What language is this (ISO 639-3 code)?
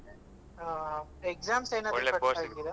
kan